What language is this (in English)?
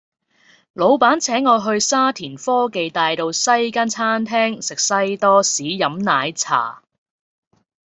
Cantonese